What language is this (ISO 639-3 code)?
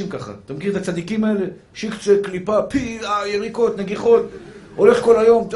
heb